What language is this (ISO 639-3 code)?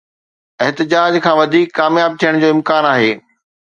snd